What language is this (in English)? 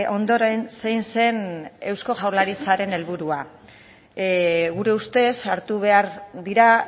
Basque